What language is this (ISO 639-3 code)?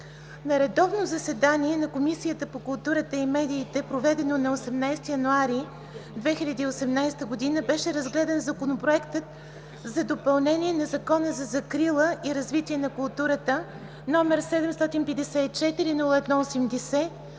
bul